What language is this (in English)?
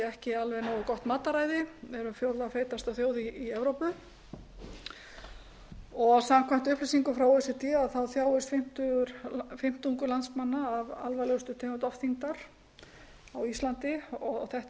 Icelandic